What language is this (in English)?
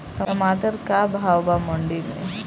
Bhojpuri